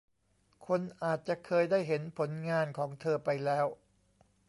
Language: Thai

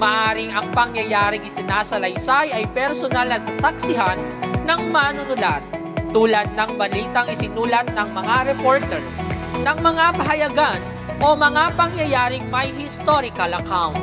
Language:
Filipino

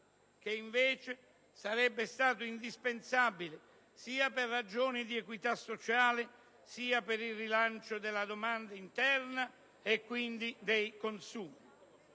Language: Italian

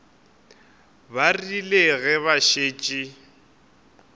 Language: Northern Sotho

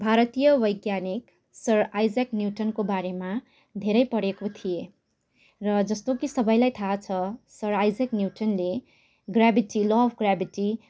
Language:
Nepali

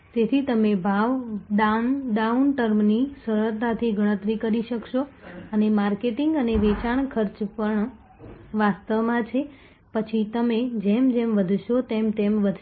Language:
Gujarati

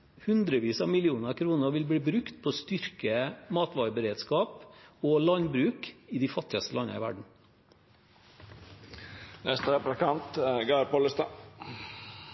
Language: Norwegian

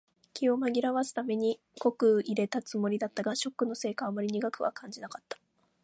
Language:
Japanese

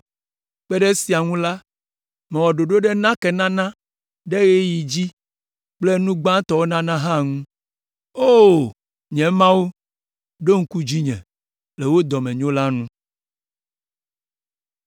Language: Ewe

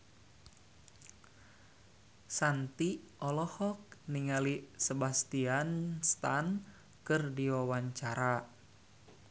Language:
Sundanese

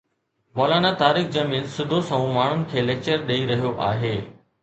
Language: Sindhi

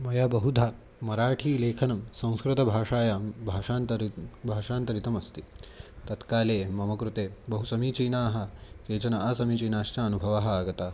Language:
Sanskrit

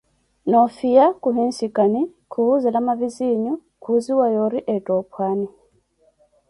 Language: Koti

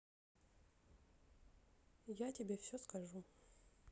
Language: Russian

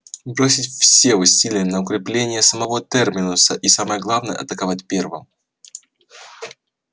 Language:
Russian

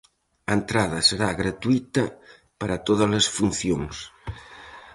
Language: Galician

